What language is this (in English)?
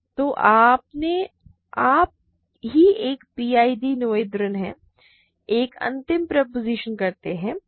Hindi